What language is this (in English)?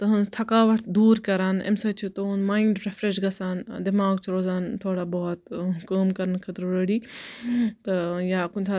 Kashmiri